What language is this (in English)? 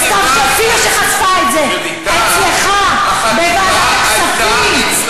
Hebrew